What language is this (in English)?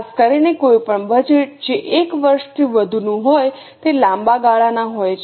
Gujarati